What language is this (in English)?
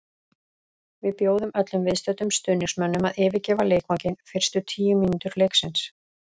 Icelandic